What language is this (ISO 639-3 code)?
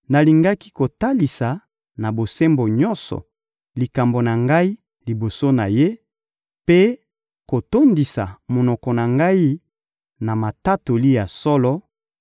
lin